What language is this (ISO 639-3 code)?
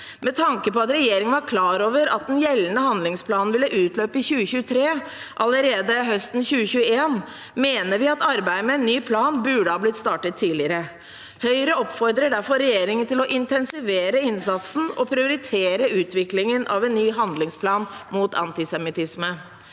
nor